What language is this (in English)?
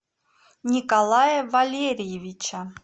Russian